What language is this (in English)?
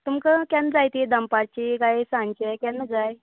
Konkani